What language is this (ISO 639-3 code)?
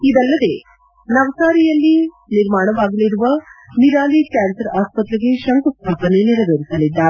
kan